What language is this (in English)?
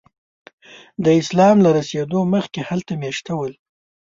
Pashto